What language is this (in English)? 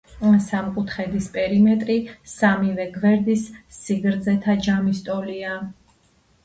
Georgian